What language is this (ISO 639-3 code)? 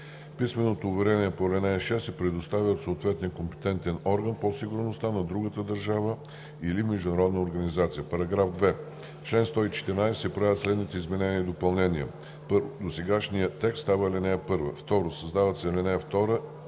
bul